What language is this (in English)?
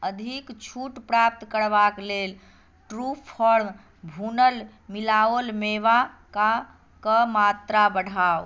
Maithili